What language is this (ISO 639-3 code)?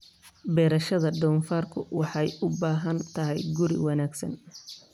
som